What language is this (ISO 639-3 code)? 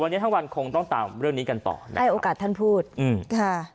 tha